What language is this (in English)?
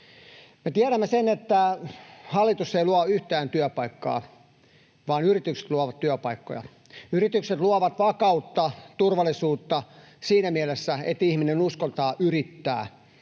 Finnish